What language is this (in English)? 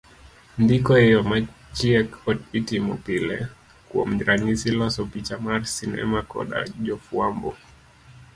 Luo (Kenya and Tanzania)